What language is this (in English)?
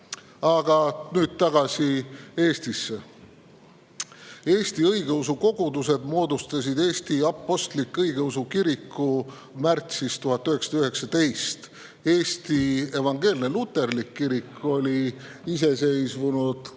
Estonian